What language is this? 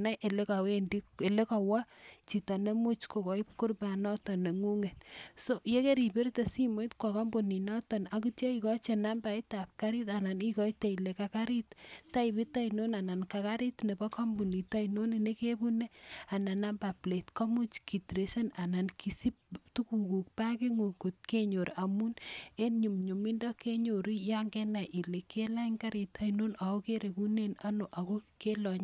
Kalenjin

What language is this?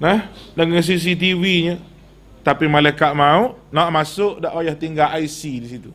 Malay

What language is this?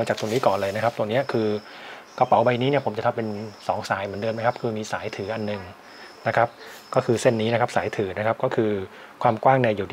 Thai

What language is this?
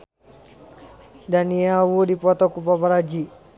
Sundanese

